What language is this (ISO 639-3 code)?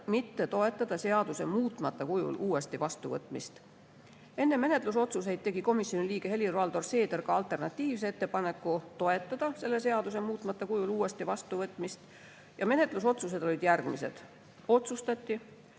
est